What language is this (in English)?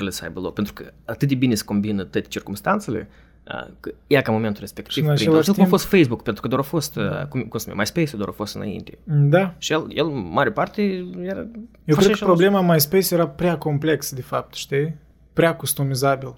Romanian